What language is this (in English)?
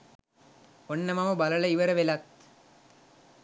Sinhala